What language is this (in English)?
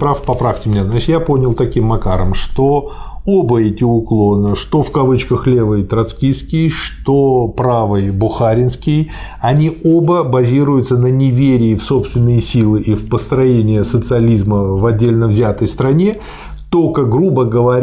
Russian